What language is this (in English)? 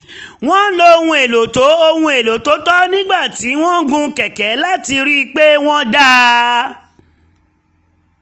Yoruba